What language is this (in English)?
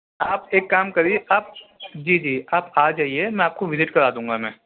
Urdu